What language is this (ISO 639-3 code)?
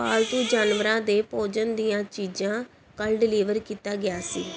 pan